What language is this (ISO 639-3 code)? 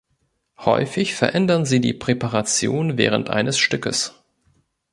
deu